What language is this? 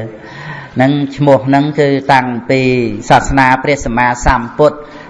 Vietnamese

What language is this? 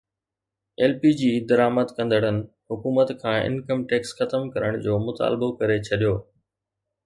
Sindhi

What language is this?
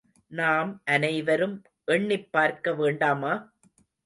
Tamil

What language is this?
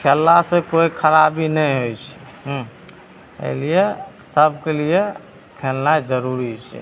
Maithili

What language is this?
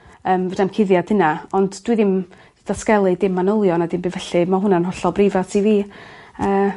Welsh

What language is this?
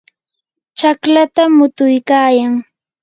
Yanahuanca Pasco Quechua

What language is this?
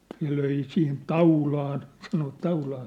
Finnish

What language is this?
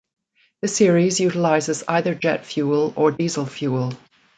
English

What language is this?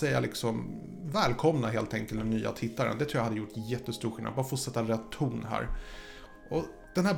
Swedish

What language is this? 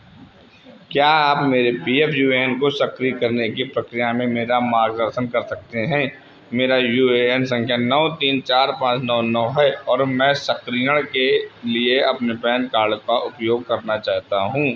Hindi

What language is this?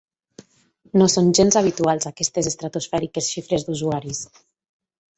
Catalan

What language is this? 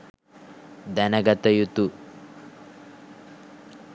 Sinhala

